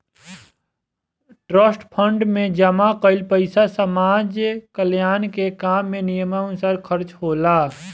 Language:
Bhojpuri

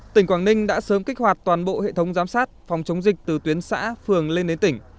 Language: Vietnamese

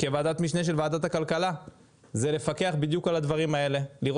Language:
Hebrew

